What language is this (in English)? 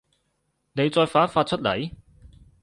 Cantonese